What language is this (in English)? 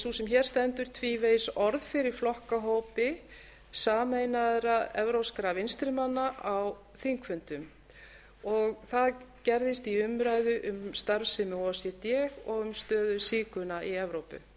Icelandic